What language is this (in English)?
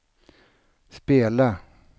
Swedish